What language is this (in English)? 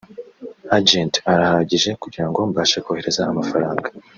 Kinyarwanda